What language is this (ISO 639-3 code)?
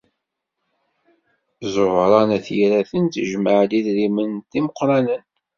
kab